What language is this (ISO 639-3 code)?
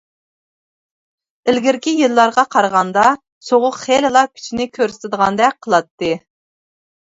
uig